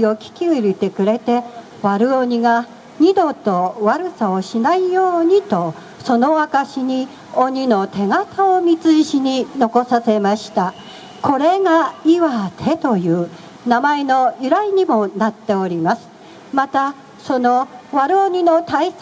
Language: Japanese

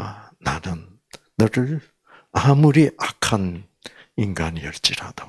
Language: Korean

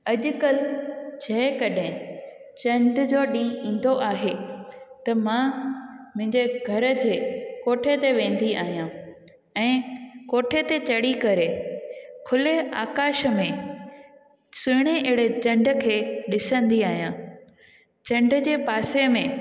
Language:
Sindhi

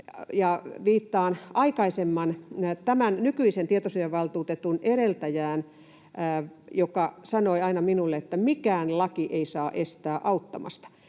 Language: Finnish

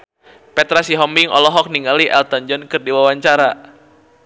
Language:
Sundanese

